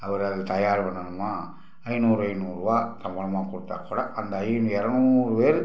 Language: Tamil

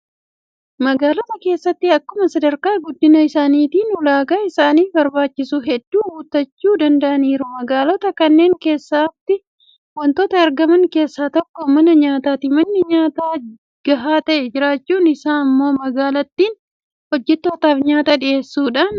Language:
Oromo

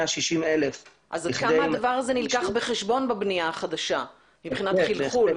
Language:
Hebrew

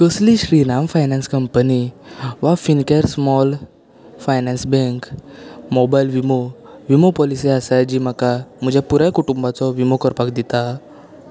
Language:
Konkani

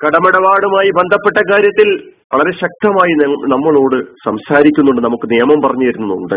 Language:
Malayalam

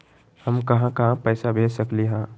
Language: Magahi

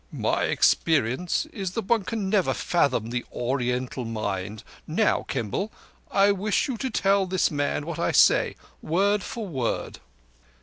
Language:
English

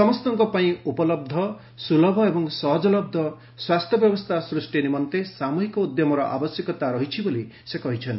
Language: Odia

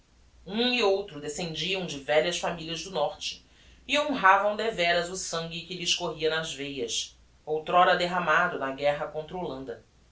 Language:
Portuguese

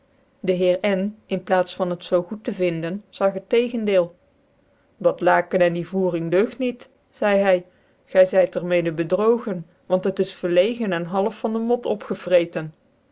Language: Dutch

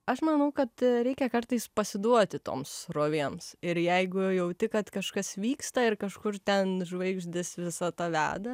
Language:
Lithuanian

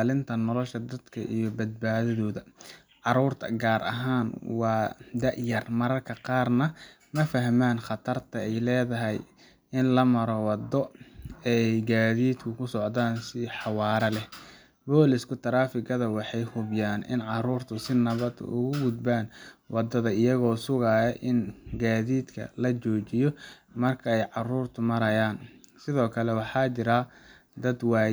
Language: Somali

